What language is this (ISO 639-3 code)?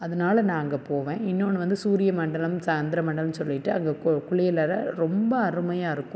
tam